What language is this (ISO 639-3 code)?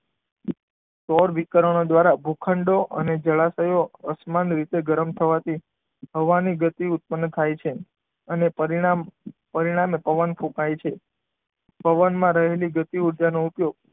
guj